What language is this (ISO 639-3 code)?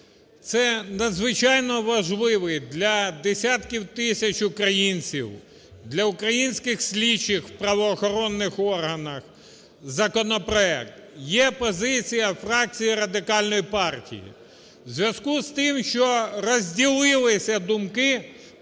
ukr